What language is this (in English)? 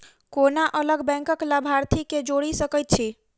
Maithili